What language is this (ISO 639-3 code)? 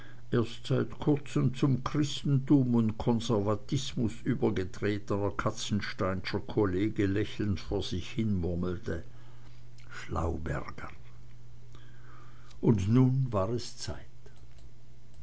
deu